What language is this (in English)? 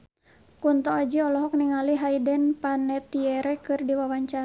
Sundanese